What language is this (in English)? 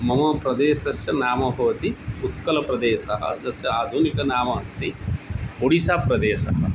Sanskrit